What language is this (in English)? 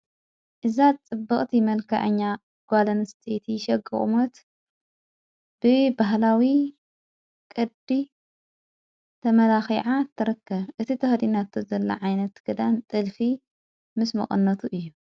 Tigrinya